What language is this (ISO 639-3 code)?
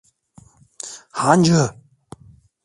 tur